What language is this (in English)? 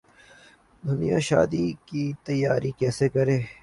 Urdu